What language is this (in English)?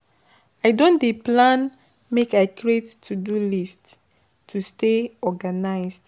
Nigerian Pidgin